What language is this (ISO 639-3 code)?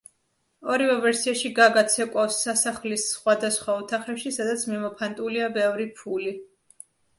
kat